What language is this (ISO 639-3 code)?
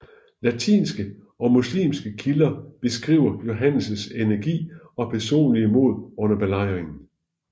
dan